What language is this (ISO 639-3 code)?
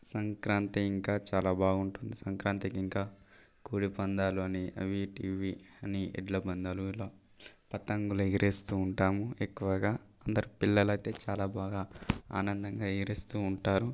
tel